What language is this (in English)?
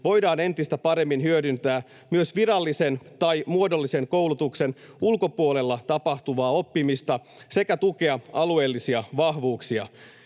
Finnish